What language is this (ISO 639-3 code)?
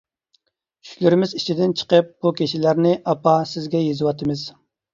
uig